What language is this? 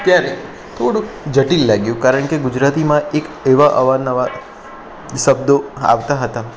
Gujarati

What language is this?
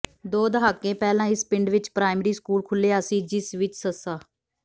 Punjabi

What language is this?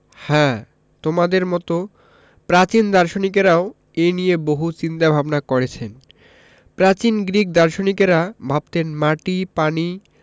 Bangla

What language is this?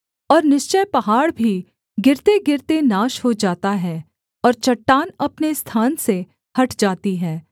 Hindi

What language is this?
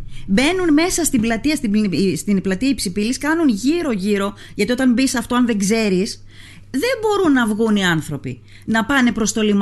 Greek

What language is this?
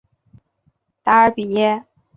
Chinese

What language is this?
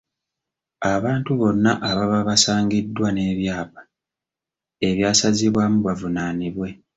Ganda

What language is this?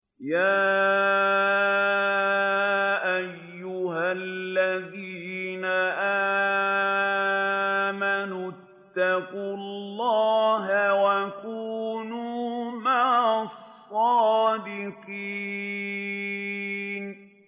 Arabic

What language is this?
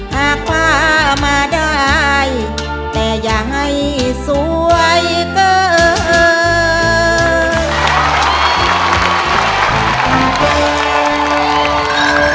Thai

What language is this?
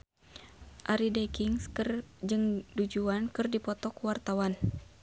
Sundanese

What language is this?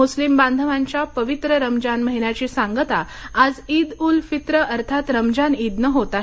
Marathi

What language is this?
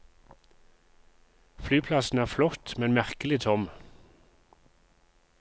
Norwegian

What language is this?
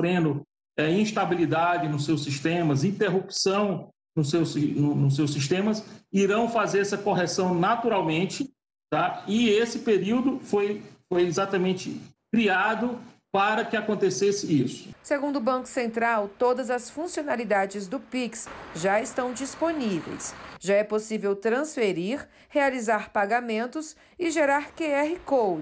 Portuguese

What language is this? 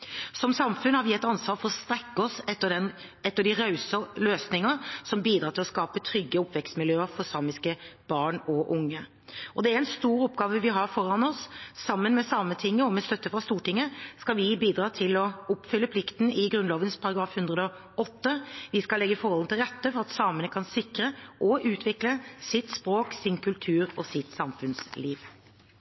Norwegian Bokmål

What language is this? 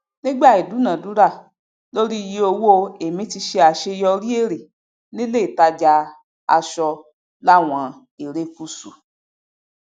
Yoruba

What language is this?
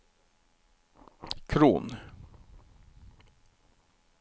Norwegian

